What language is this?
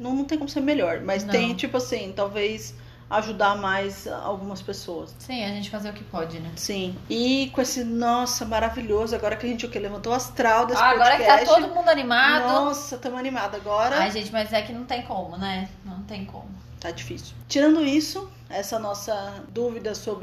Portuguese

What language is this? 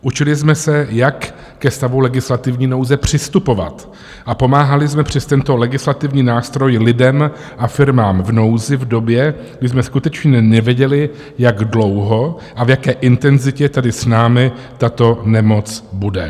Czech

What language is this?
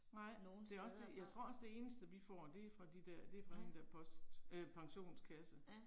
Danish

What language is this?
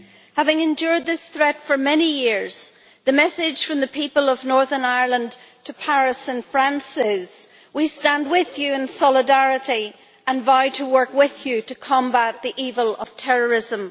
English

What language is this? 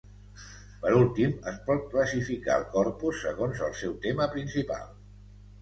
Catalan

